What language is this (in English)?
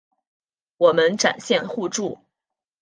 Chinese